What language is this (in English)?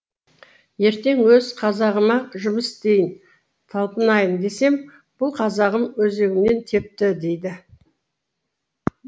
Kazakh